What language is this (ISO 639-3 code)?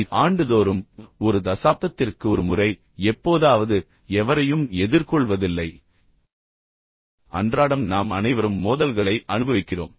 tam